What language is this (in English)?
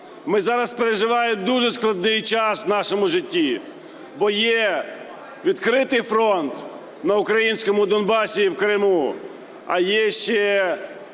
Ukrainian